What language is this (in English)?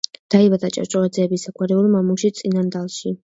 Georgian